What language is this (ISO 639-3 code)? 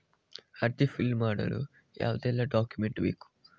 kan